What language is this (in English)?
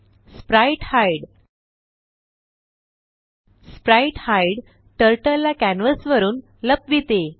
Marathi